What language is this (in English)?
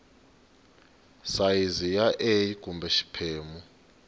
Tsonga